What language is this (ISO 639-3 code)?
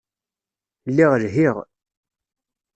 kab